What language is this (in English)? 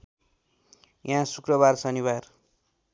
Nepali